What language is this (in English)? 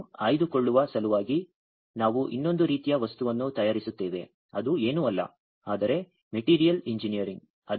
Kannada